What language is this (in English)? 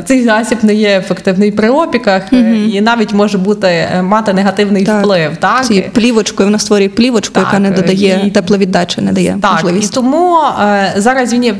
Ukrainian